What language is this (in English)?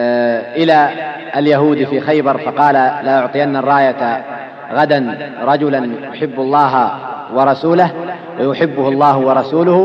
Arabic